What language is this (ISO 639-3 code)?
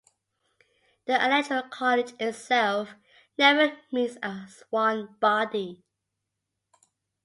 eng